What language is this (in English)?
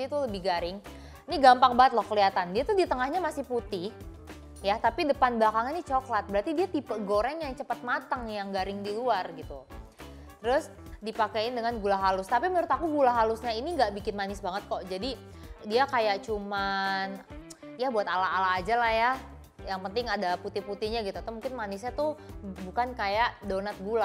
Indonesian